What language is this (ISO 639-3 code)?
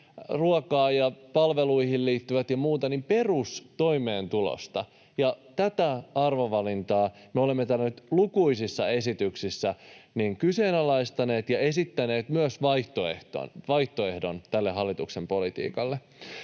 fin